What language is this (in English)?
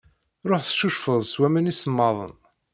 Kabyle